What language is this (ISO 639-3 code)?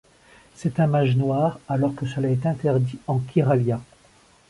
fra